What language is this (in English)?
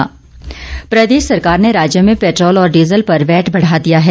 Hindi